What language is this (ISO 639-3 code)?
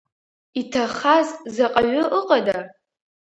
abk